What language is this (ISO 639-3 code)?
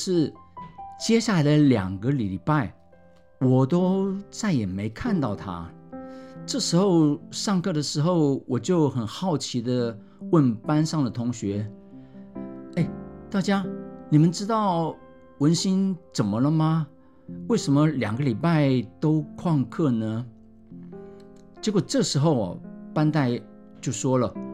zho